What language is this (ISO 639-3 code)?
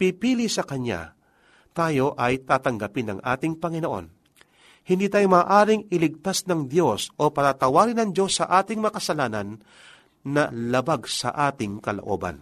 fil